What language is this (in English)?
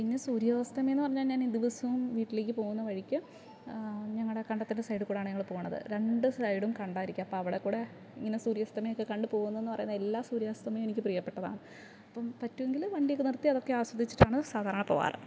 Malayalam